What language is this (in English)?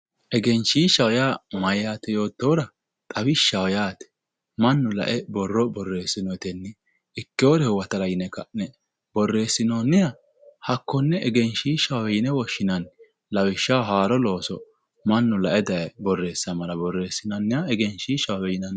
Sidamo